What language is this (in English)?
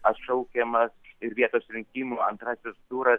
Lithuanian